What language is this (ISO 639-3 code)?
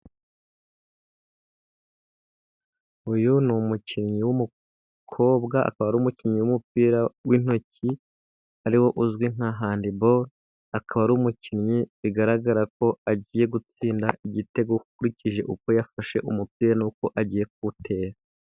kin